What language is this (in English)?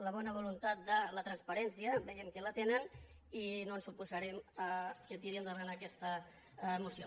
Catalan